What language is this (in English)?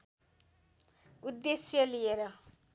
Nepali